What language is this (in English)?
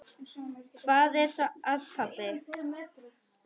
Icelandic